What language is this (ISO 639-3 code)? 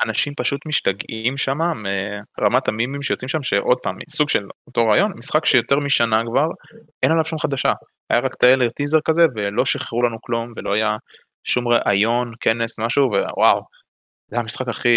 heb